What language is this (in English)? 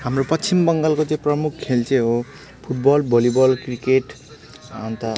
Nepali